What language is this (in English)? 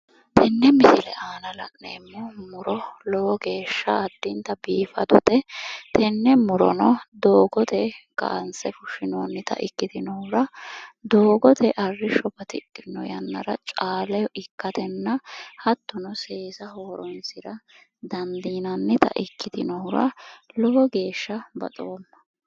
Sidamo